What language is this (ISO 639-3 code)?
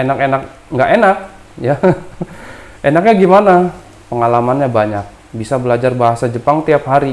ind